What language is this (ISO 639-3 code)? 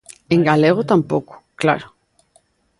glg